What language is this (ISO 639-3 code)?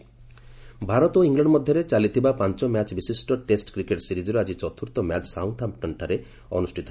ori